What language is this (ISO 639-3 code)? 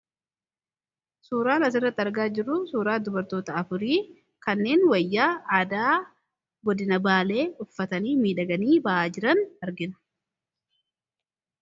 orm